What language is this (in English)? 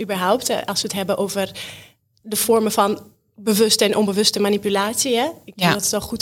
Dutch